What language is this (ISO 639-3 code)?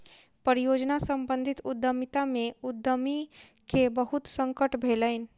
mai